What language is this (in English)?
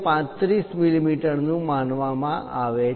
Gujarati